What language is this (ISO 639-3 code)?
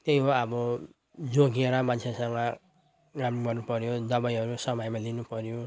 nep